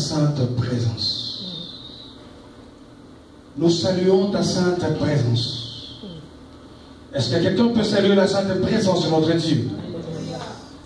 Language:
French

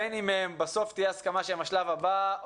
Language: Hebrew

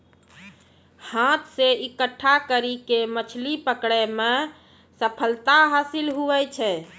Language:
Maithili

